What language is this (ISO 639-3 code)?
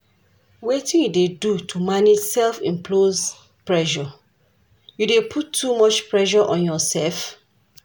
pcm